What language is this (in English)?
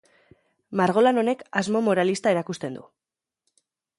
Basque